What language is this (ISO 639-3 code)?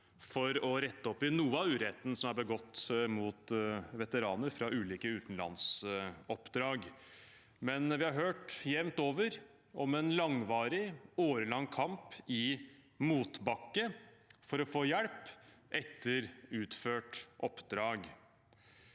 nor